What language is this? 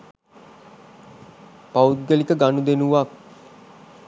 Sinhala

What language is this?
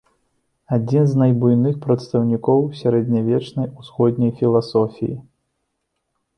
Belarusian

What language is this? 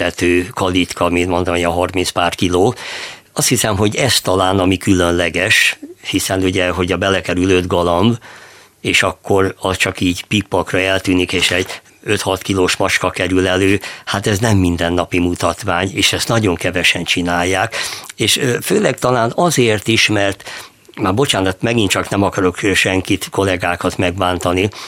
Hungarian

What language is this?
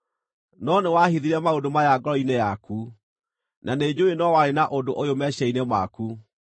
Kikuyu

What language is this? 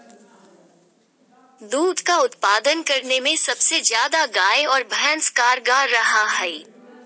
Magahi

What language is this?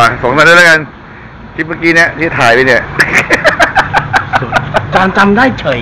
Thai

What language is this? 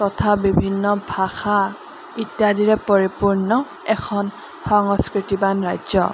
Assamese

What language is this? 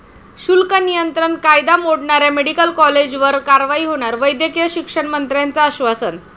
Marathi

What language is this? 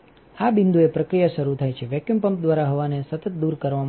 Gujarati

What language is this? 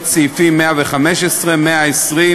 Hebrew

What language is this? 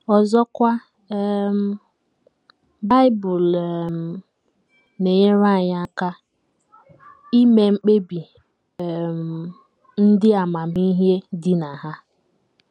Igbo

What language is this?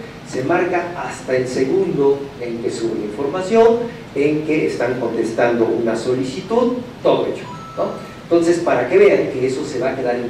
Spanish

